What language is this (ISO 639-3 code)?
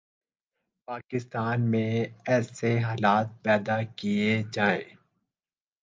urd